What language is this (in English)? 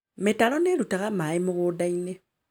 Kikuyu